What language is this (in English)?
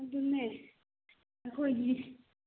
Manipuri